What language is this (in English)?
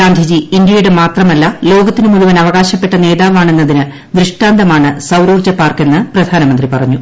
Malayalam